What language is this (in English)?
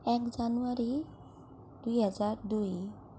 Assamese